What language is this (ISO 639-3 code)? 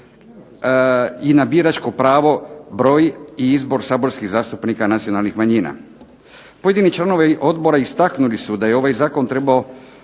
hrv